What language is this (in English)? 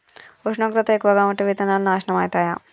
Telugu